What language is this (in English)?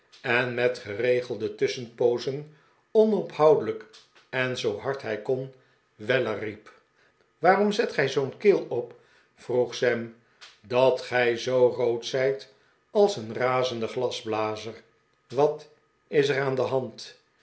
Dutch